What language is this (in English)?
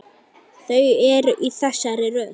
Icelandic